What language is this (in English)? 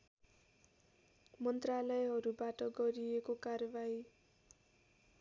Nepali